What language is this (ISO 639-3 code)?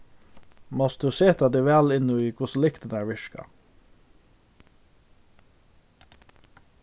fao